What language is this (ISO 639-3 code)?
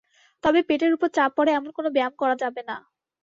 ben